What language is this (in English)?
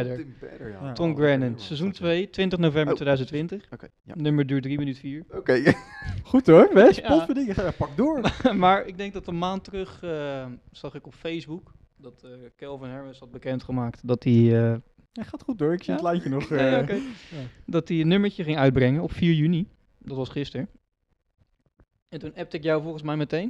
Dutch